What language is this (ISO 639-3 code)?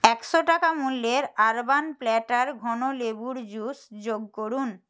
ben